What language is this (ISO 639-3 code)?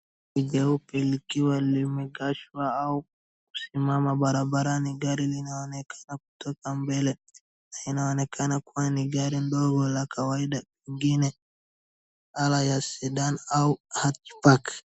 swa